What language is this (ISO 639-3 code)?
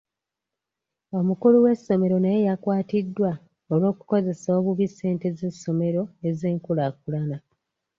lug